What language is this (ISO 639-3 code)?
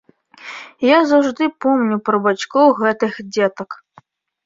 bel